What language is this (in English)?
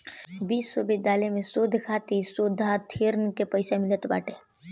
Bhojpuri